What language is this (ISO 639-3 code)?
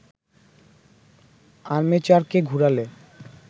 ben